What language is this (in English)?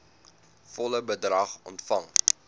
Afrikaans